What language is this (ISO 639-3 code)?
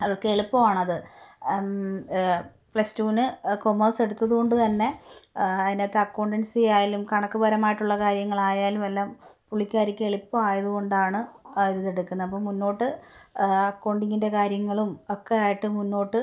mal